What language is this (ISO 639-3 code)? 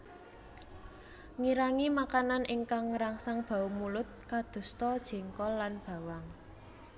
jav